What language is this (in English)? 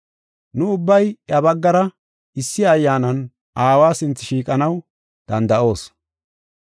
Gofa